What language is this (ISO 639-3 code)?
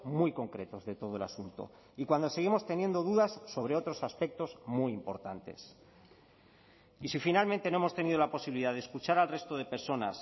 spa